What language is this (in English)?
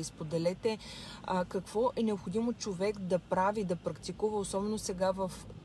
Bulgarian